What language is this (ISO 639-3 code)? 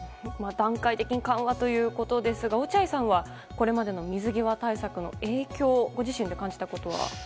jpn